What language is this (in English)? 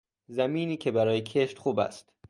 Persian